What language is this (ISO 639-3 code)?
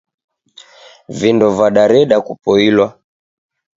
dav